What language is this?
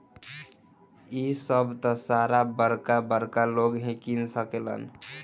Bhojpuri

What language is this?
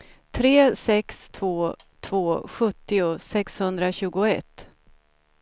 Swedish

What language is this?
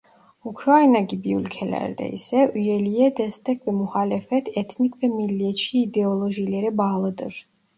Turkish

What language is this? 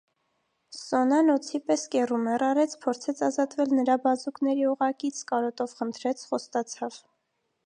Armenian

